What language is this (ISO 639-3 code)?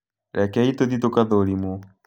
kik